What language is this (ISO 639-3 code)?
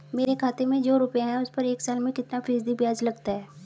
hin